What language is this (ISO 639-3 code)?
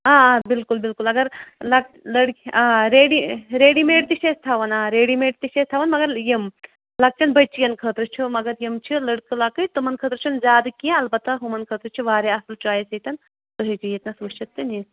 kas